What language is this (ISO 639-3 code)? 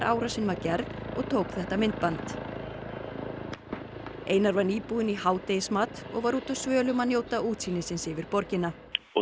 isl